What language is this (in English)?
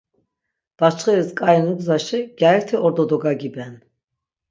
Laz